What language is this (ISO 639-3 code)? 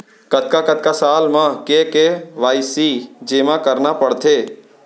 hne